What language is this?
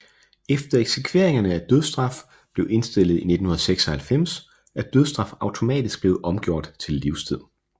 Danish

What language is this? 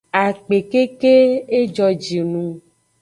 Aja (Benin)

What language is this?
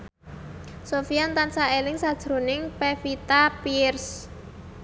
Javanese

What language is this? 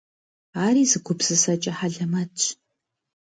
Kabardian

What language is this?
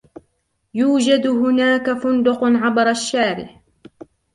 Arabic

